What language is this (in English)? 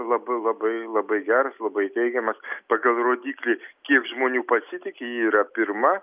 Lithuanian